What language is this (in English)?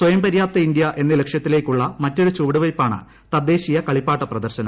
Malayalam